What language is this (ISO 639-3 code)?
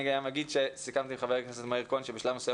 heb